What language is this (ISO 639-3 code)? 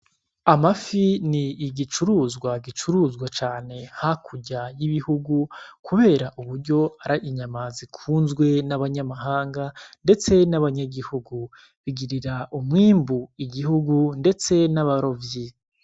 run